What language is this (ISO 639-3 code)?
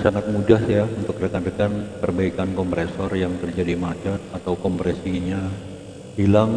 ind